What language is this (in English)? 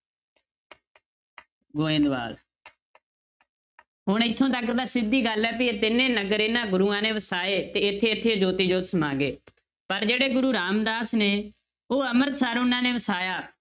Punjabi